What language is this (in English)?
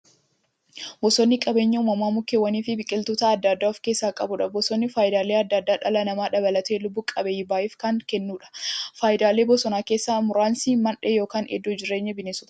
Oromo